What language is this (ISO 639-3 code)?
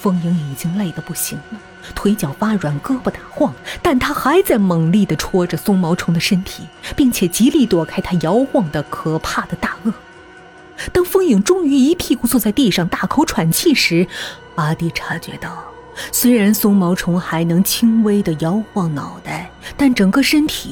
zho